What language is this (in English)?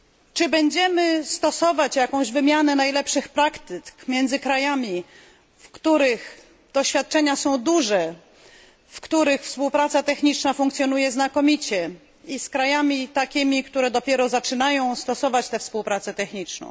Polish